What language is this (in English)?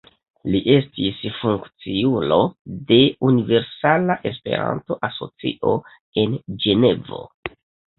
Esperanto